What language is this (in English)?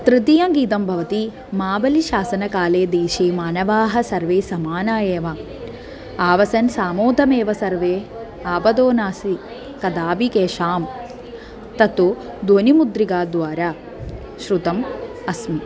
Sanskrit